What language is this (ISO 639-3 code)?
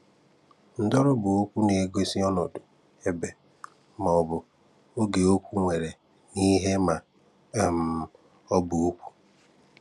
ibo